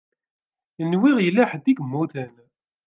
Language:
Kabyle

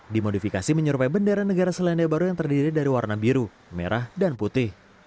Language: Indonesian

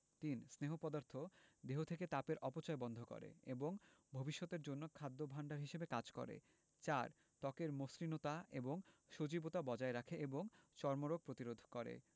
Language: Bangla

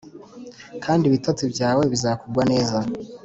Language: Kinyarwanda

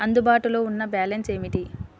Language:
Telugu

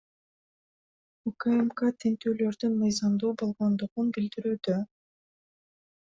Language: Kyrgyz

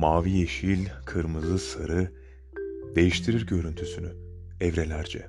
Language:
Turkish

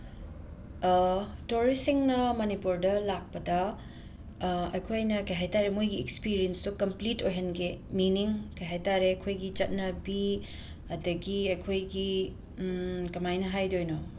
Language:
Manipuri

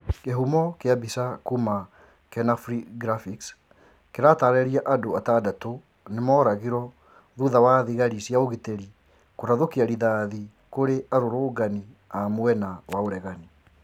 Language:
Kikuyu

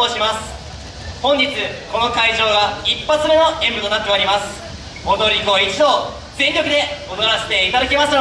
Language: Japanese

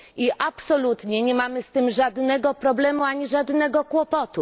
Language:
Polish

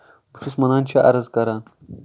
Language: Kashmiri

